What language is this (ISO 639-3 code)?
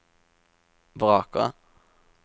nor